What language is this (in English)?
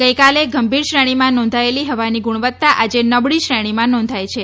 Gujarati